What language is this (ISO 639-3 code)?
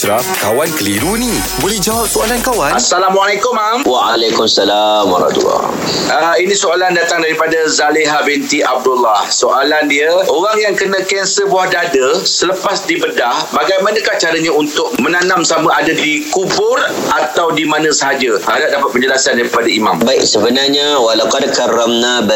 msa